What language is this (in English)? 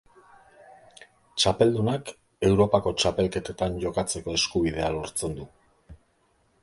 Basque